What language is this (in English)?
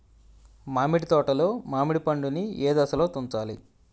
Telugu